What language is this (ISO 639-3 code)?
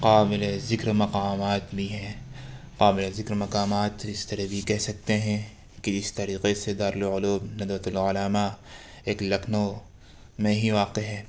urd